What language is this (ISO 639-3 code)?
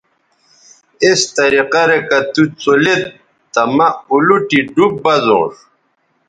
btv